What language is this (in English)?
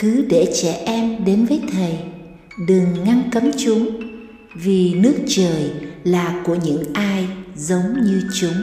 Vietnamese